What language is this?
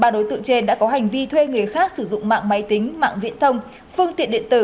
Vietnamese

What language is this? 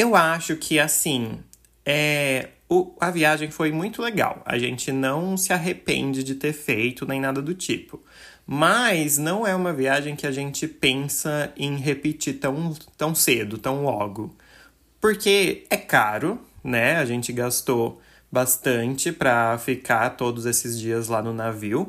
Portuguese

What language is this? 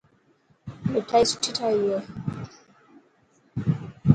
Dhatki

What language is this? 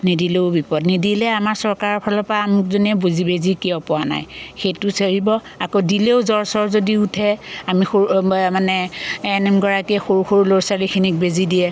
Assamese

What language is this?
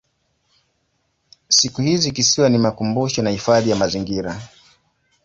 Swahili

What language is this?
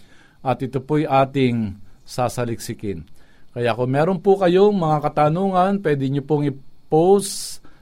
Filipino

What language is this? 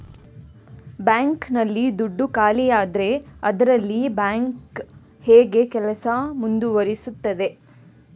Kannada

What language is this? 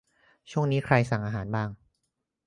Thai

